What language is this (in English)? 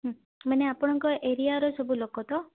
Odia